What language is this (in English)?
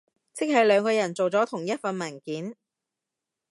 Cantonese